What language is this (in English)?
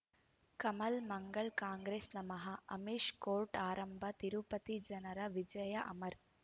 Kannada